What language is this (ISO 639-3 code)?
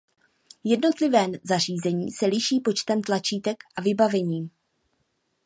ces